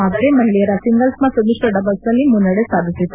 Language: Kannada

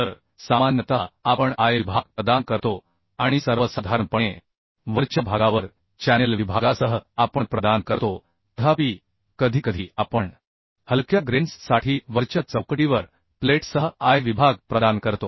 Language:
Marathi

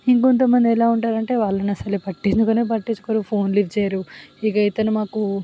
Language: Telugu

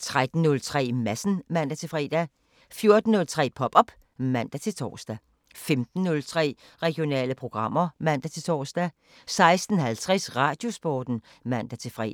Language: Danish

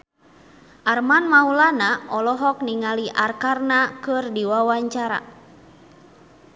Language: Sundanese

